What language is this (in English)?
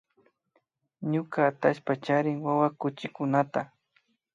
Imbabura Highland Quichua